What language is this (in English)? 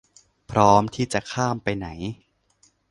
Thai